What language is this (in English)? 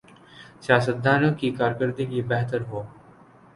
Urdu